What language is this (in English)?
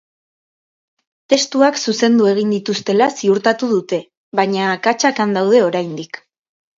Basque